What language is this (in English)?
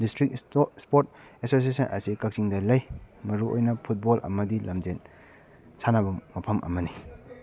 Manipuri